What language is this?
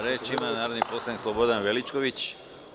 Serbian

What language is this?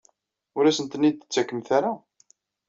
Kabyle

